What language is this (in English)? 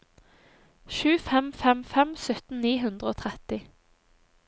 Norwegian